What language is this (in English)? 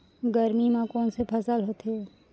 Chhattisgarhi